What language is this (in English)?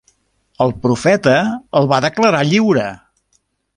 Catalan